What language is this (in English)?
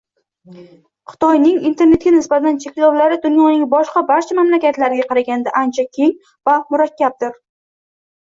Uzbek